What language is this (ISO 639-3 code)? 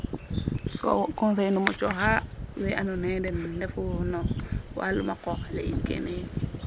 srr